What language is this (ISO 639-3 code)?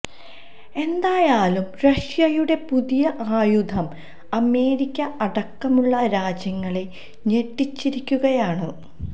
mal